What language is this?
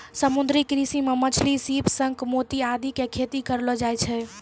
Maithili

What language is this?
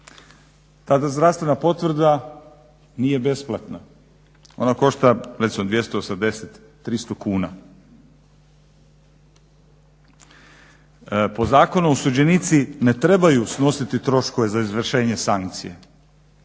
Croatian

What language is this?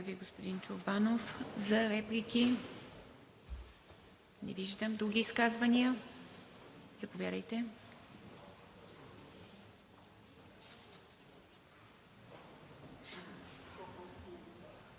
Bulgarian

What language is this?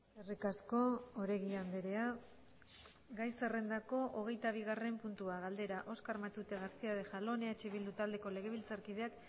Basque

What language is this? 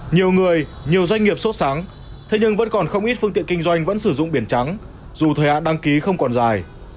Vietnamese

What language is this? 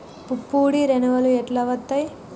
Telugu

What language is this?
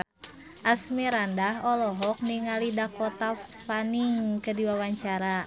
Sundanese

